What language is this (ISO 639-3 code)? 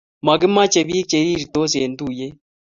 kln